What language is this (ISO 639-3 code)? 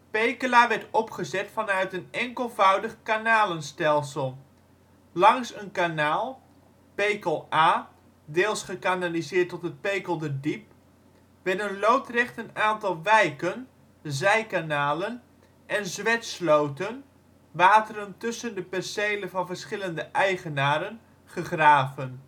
nld